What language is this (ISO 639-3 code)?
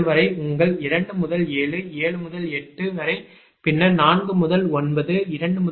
tam